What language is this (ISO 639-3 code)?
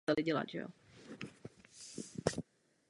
ces